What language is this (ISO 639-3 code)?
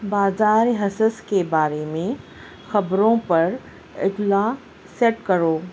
urd